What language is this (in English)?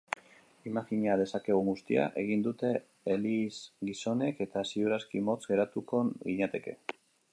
Basque